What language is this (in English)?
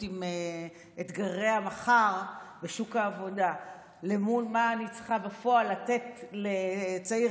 Hebrew